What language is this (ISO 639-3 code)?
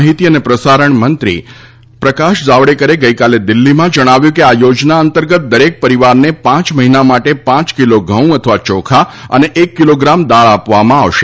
guj